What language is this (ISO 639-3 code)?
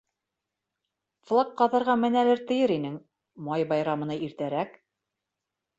bak